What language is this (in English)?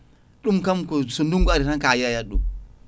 Fula